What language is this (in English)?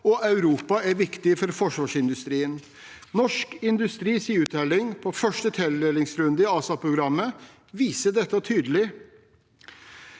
Norwegian